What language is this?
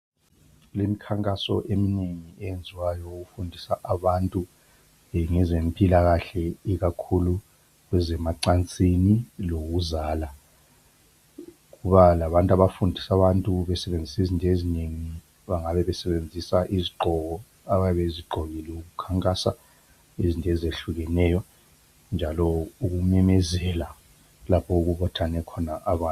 North Ndebele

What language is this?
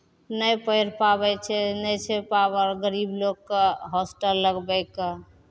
Maithili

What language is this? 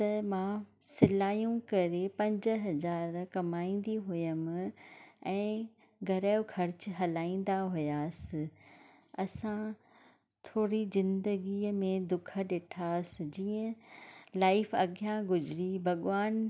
Sindhi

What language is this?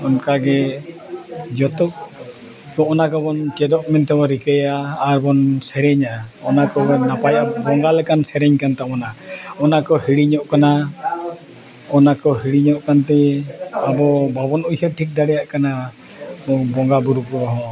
Santali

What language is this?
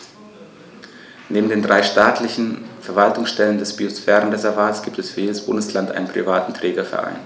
German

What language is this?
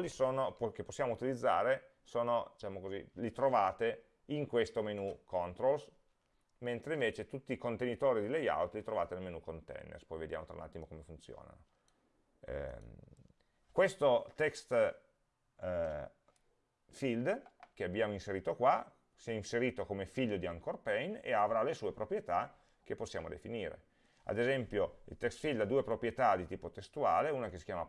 Italian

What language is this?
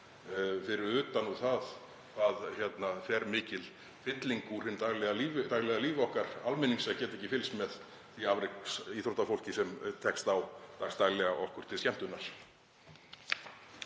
Icelandic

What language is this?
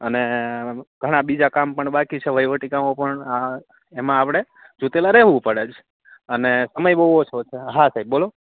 Gujarati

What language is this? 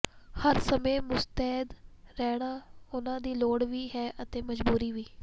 Punjabi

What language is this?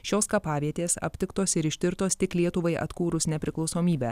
Lithuanian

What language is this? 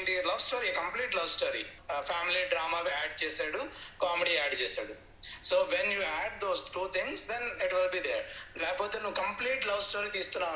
Telugu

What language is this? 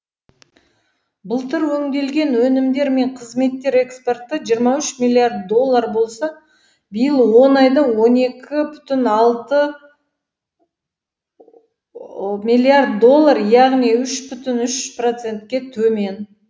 Kazakh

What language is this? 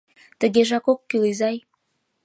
Mari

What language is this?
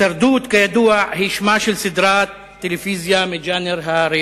Hebrew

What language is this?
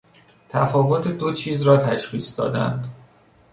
Persian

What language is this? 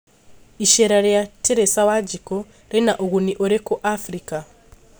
Kikuyu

